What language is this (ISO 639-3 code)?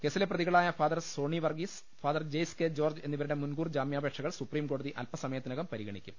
mal